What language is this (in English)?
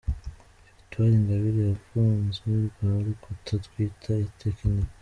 Kinyarwanda